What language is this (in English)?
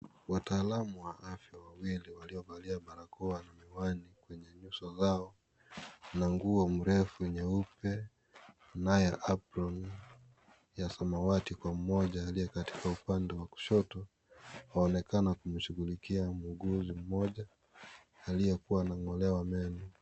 Swahili